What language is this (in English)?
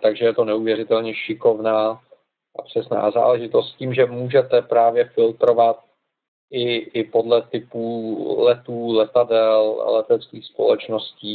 Czech